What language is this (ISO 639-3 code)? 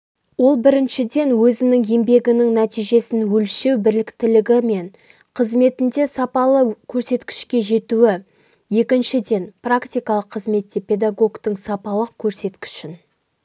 kaz